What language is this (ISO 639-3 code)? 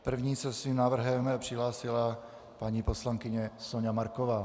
ces